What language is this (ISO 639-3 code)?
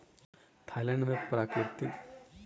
mai